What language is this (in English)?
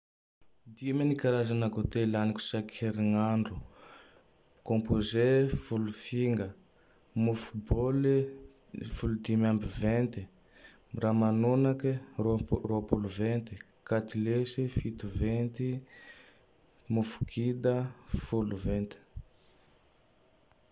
Tandroy-Mahafaly Malagasy